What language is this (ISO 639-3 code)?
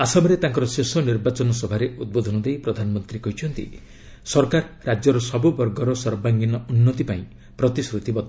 ori